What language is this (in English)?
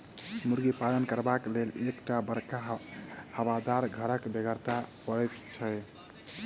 Maithili